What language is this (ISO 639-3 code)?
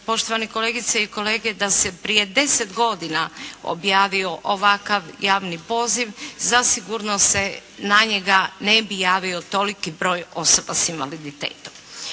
hrv